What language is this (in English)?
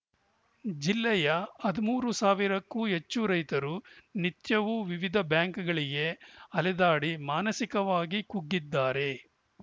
Kannada